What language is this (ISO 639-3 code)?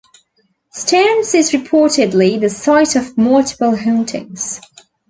eng